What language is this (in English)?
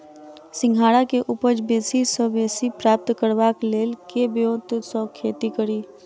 Maithili